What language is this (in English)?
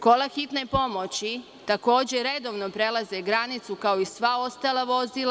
Serbian